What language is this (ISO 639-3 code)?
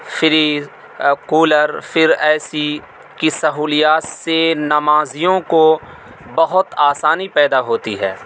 urd